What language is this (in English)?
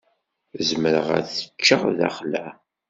Kabyle